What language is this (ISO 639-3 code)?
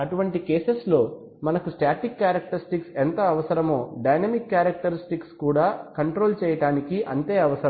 tel